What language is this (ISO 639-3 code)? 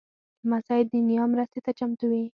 pus